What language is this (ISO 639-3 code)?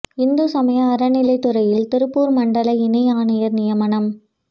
tam